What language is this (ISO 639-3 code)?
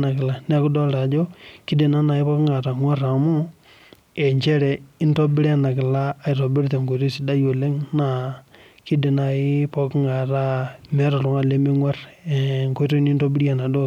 mas